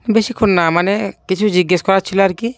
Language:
Bangla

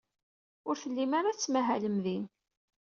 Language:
Kabyle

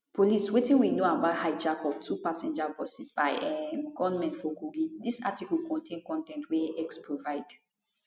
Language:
Nigerian Pidgin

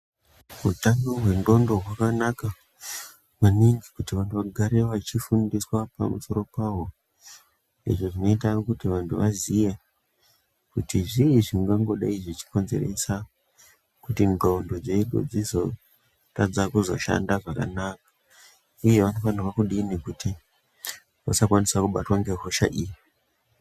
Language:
Ndau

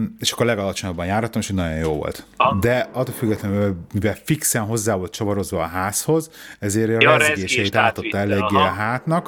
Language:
Hungarian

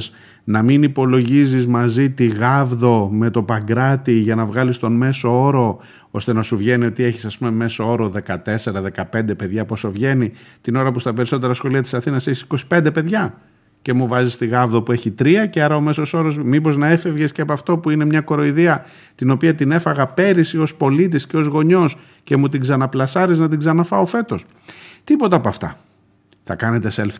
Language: Greek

